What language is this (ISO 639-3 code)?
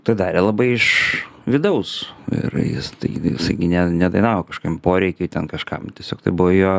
lit